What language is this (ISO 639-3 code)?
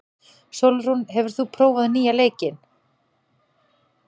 isl